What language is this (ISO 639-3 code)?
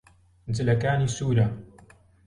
ckb